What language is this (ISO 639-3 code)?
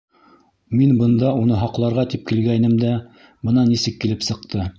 bak